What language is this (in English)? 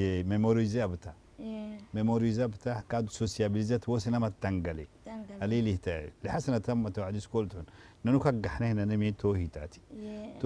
Arabic